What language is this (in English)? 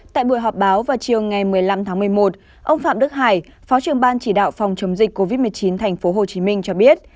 Vietnamese